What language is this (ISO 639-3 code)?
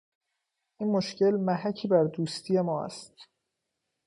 fas